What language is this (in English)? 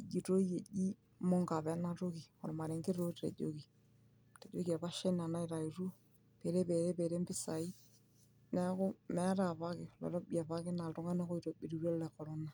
Masai